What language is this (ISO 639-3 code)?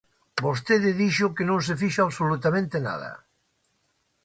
glg